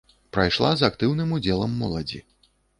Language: Belarusian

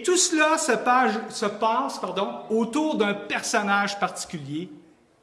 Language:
French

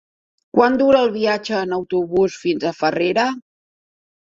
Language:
Catalan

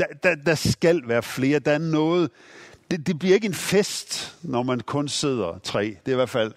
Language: Danish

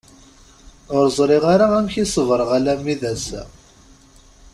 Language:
Kabyle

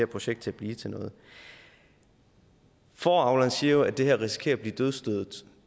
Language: Danish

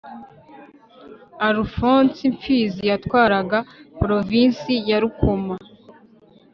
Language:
Kinyarwanda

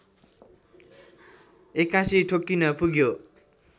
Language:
Nepali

